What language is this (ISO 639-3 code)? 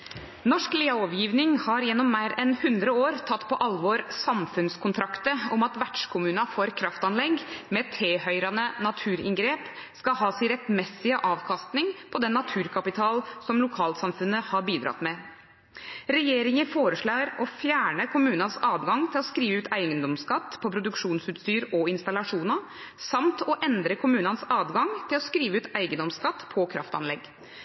nob